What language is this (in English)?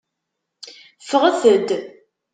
Kabyle